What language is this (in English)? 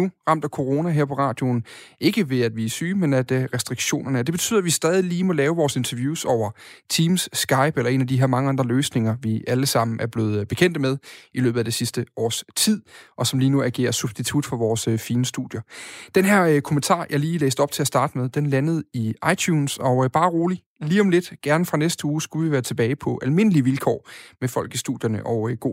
Danish